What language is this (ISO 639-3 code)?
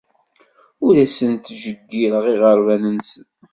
kab